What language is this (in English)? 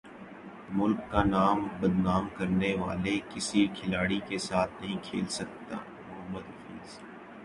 Urdu